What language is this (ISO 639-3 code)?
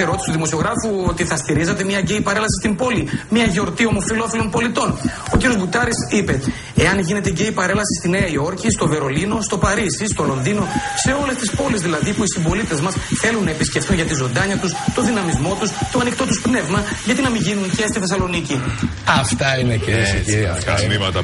ell